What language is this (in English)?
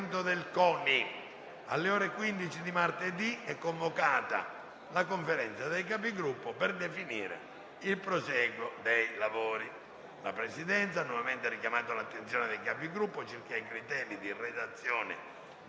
Italian